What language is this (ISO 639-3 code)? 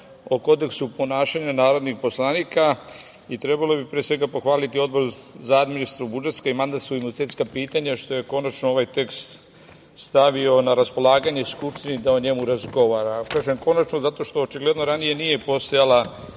srp